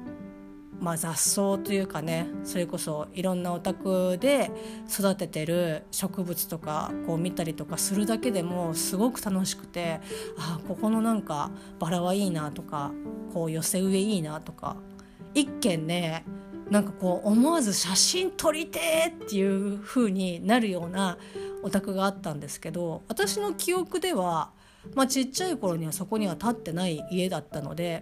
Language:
Japanese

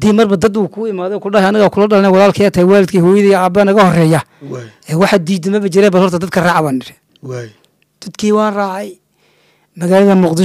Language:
Arabic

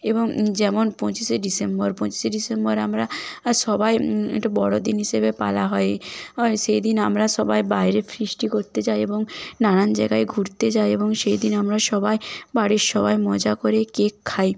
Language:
Bangla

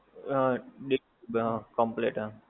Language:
Gujarati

